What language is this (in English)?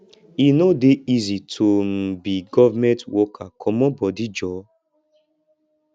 Nigerian Pidgin